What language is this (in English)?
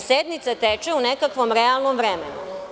Serbian